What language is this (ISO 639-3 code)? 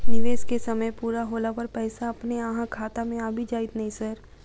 mai